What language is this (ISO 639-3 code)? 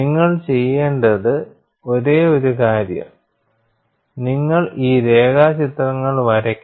mal